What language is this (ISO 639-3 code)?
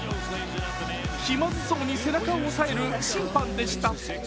jpn